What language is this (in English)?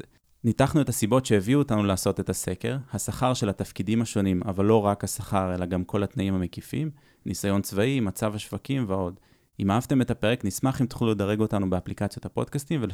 Hebrew